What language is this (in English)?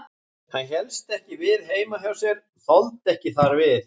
Icelandic